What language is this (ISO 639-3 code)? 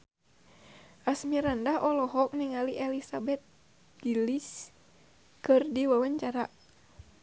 sun